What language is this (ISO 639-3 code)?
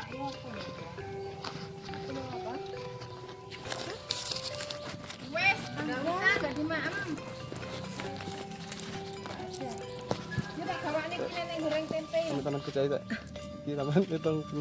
ind